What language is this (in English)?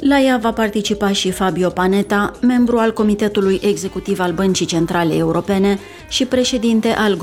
Romanian